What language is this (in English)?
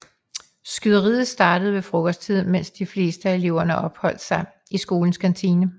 Danish